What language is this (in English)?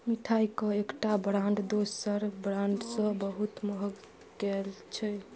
Maithili